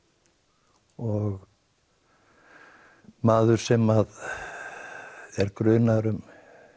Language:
Icelandic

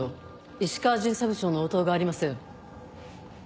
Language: Japanese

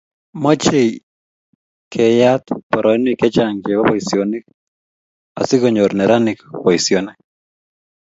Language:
Kalenjin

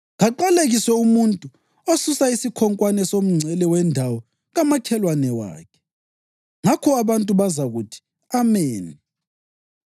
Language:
North Ndebele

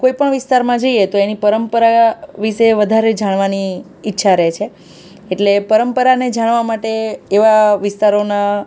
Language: Gujarati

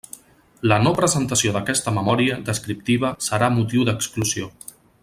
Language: Catalan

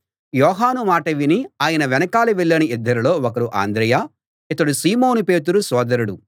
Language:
Telugu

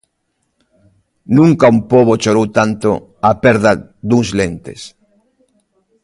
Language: Galician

